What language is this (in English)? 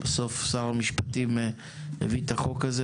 Hebrew